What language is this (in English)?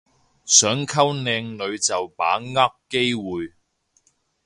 Cantonese